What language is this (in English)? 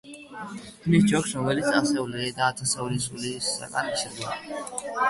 Georgian